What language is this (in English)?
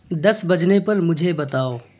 Urdu